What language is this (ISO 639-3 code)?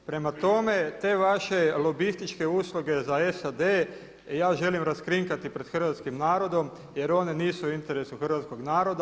hrv